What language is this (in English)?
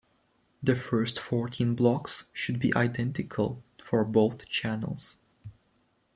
English